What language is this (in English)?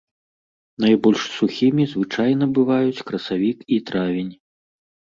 Belarusian